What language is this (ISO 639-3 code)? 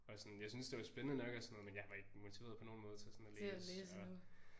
dan